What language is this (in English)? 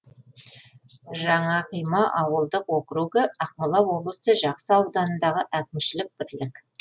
Kazakh